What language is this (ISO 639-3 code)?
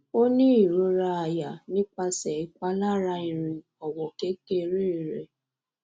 yor